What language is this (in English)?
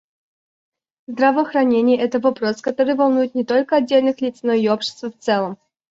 Russian